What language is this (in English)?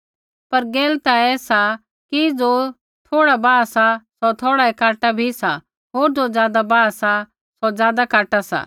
Kullu Pahari